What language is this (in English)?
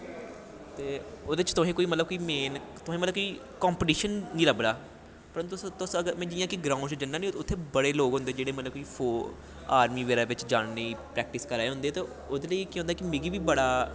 Dogri